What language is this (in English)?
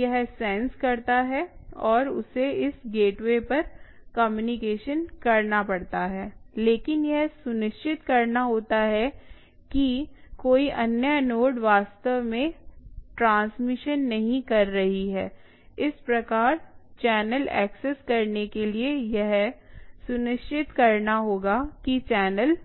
Hindi